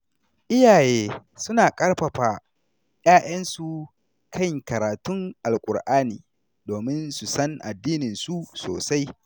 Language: Hausa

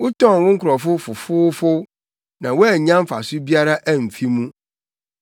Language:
Akan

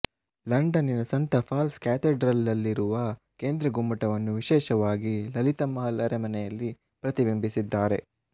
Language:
Kannada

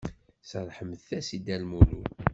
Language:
Kabyle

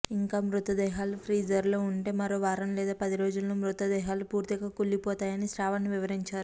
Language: Telugu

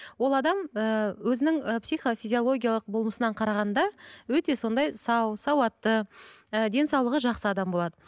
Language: Kazakh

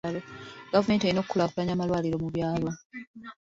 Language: Ganda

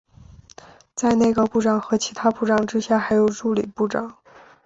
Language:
Chinese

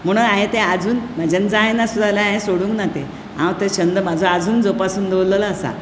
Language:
Konkani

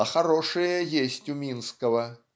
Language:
Russian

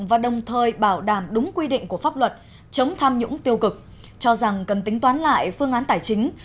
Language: Vietnamese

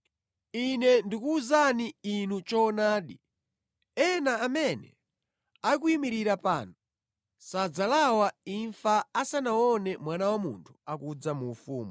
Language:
Nyanja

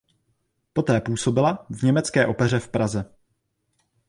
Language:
Czech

